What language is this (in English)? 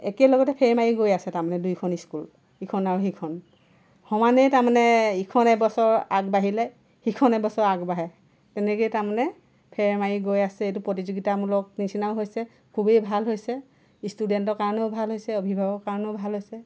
Assamese